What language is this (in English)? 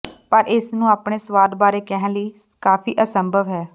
Punjabi